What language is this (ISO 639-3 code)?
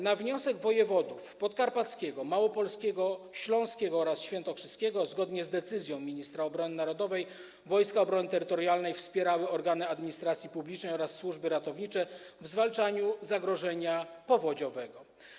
pol